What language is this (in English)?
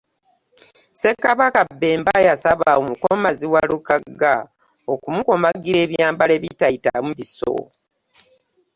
Ganda